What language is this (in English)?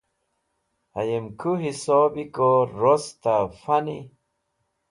Wakhi